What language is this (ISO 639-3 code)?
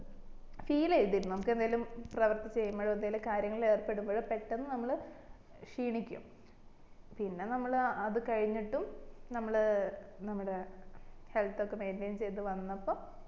mal